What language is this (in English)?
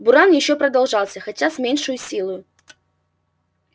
Russian